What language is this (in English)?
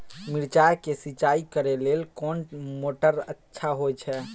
Maithili